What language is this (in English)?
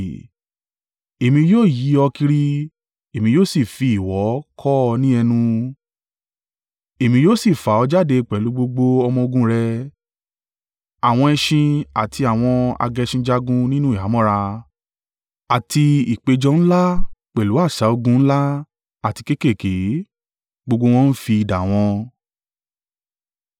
Yoruba